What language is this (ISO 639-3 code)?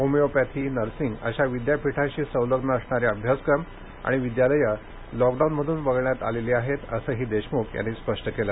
mar